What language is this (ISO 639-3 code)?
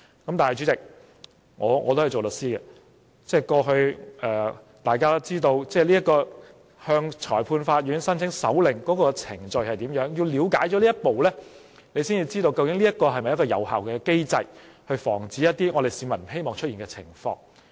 yue